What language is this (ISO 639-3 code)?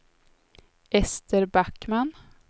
swe